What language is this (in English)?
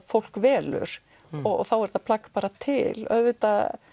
Icelandic